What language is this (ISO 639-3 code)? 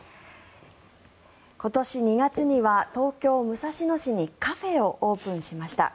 jpn